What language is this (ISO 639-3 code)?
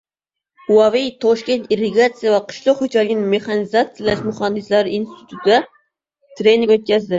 uzb